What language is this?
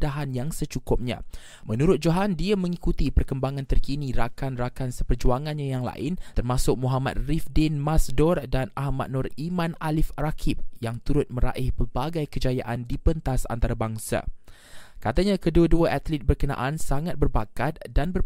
Malay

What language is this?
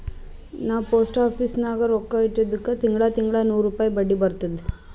Kannada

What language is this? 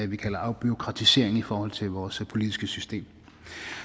Danish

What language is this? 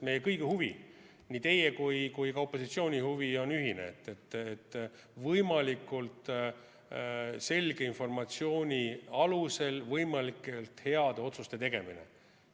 Estonian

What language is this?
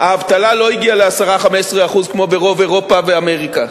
Hebrew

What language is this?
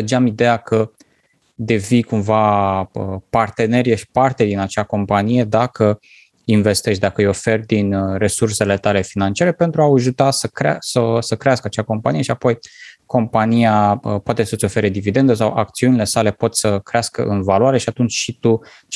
Romanian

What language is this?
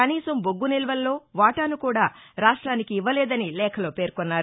Telugu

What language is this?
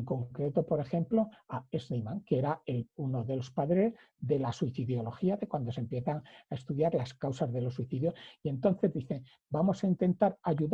Spanish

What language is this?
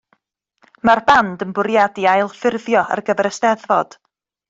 Welsh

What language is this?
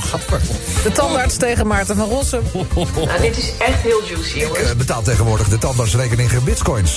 Dutch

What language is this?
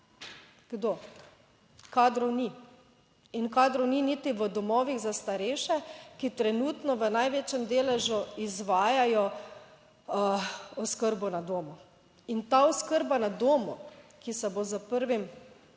Slovenian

